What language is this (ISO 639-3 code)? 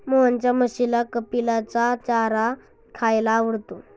mar